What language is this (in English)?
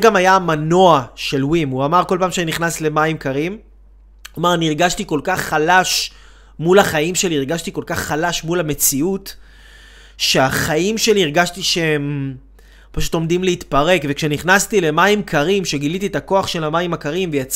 Hebrew